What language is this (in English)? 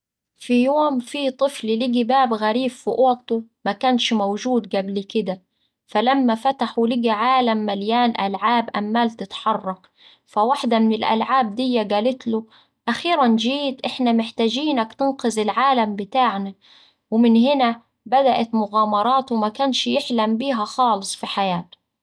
Saidi Arabic